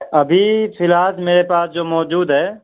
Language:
Urdu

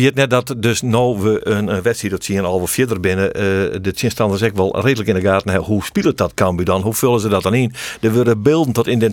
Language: Dutch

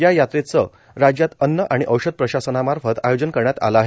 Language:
Marathi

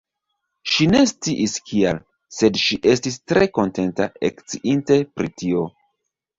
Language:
Esperanto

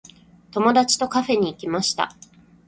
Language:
Japanese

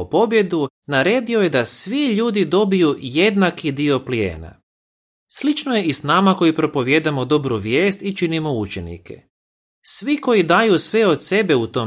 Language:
Croatian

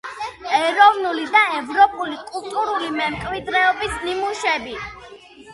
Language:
Georgian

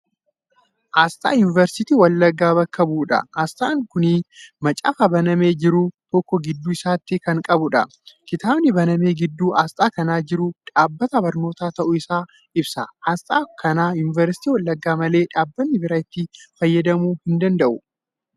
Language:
Oromo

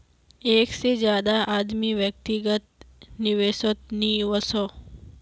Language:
Magahi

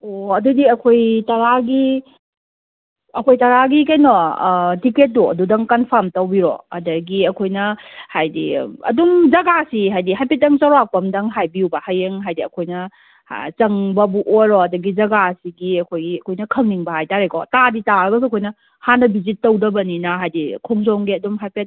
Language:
Manipuri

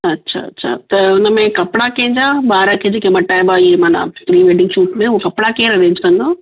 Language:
Sindhi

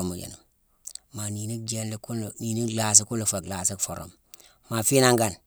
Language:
Mansoanka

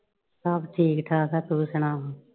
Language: Punjabi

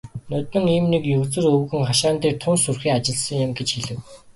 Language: Mongolian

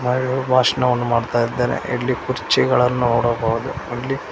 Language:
Kannada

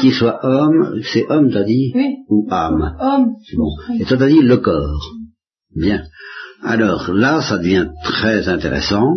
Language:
French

